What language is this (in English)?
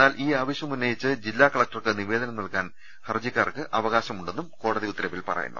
Malayalam